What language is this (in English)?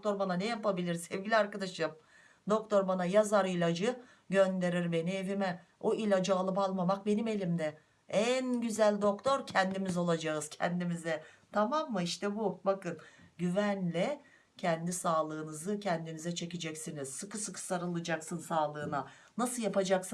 Turkish